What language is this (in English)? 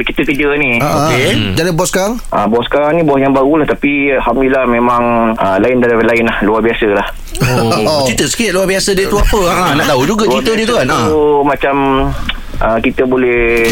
Malay